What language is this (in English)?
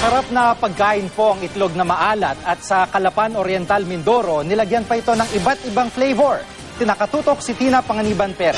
Filipino